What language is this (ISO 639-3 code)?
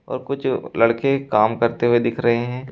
hin